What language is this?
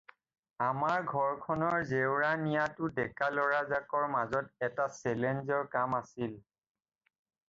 Assamese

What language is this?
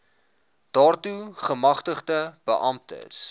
Afrikaans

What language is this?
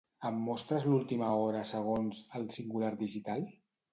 Catalan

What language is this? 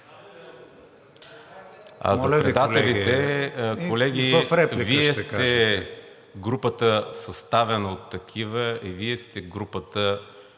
Bulgarian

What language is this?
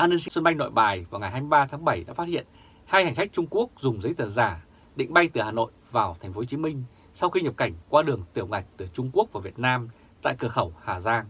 Vietnamese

